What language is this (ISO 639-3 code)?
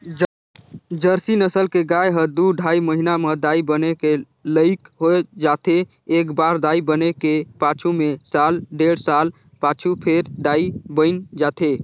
hne